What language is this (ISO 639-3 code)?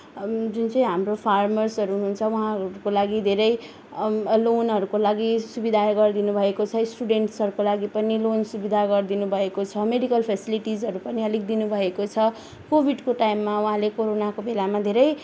nep